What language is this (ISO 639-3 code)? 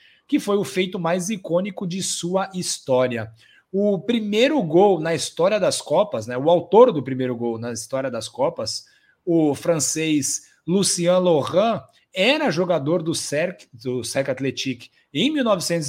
por